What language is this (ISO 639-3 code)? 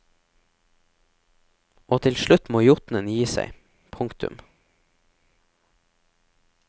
nor